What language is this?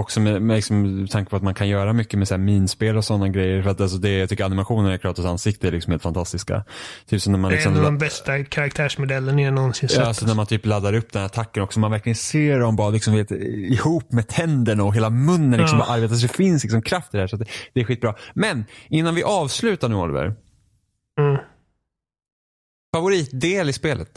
Swedish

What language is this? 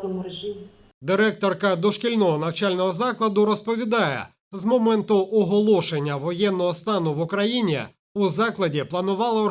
Ukrainian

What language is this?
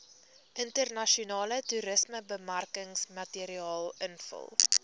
Afrikaans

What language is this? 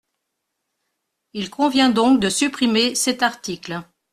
French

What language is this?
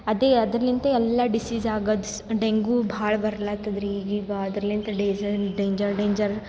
Kannada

